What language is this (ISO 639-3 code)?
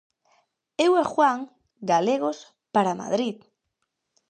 glg